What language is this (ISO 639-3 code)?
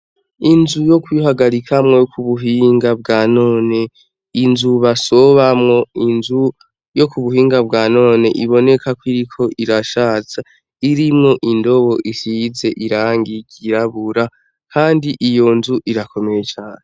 run